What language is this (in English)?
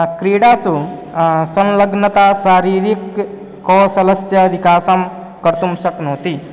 Sanskrit